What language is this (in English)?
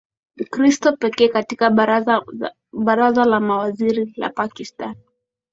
Swahili